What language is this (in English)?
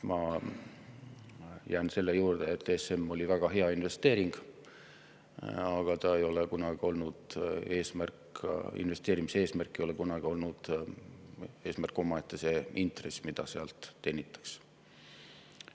Estonian